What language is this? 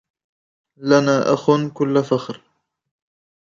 Arabic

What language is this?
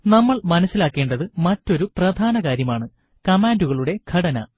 Malayalam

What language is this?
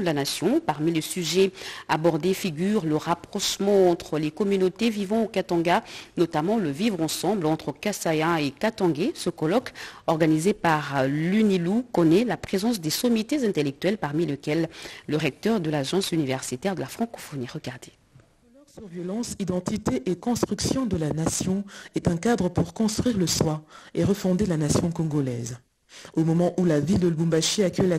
French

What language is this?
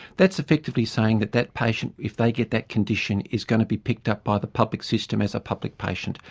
English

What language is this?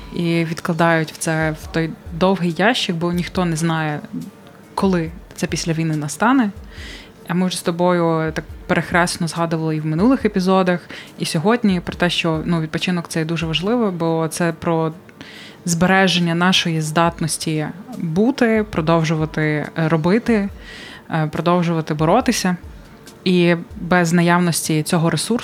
Ukrainian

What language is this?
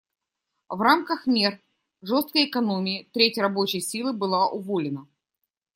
Russian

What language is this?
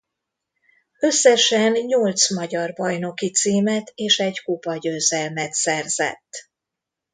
Hungarian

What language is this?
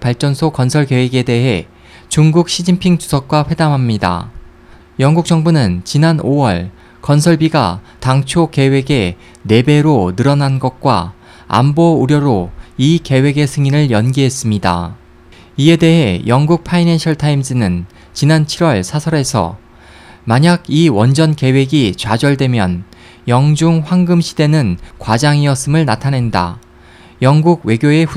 Korean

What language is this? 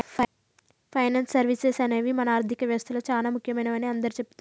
Telugu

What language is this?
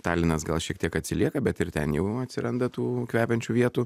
Lithuanian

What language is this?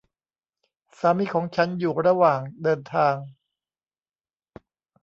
Thai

